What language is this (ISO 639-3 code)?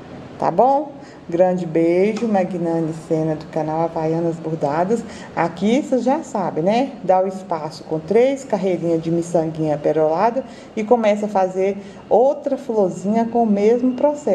por